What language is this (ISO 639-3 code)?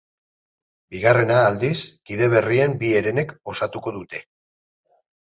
eus